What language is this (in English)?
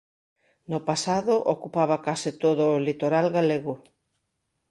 Galician